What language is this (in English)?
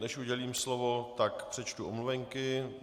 Czech